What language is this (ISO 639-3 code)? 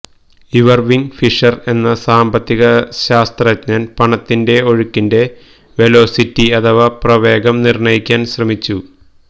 mal